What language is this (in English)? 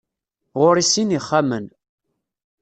Kabyle